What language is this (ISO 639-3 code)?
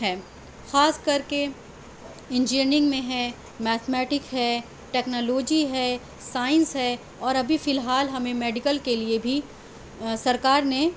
urd